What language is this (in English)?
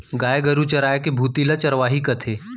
Chhattisgarhi